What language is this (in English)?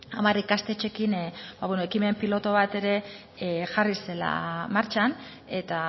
Basque